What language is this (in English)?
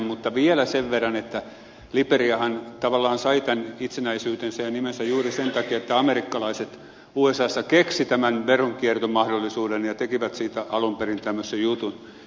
Finnish